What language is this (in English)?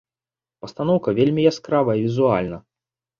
Belarusian